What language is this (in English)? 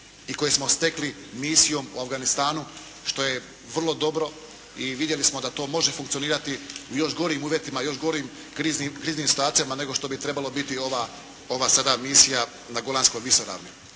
Croatian